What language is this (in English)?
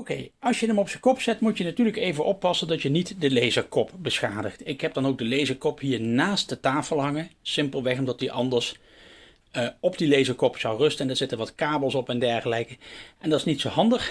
Dutch